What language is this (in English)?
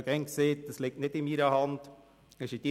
Swiss German